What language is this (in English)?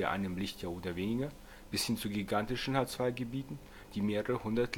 German